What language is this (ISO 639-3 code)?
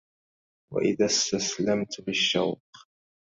ara